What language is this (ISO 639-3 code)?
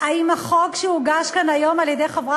heb